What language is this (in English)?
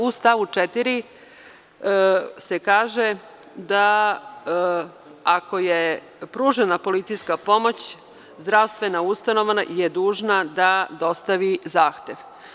Serbian